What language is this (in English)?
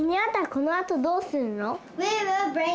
Japanese